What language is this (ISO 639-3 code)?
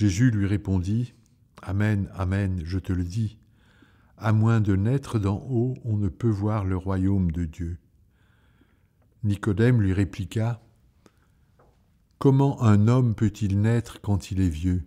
fra